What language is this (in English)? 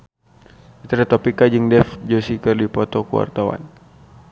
Sundanese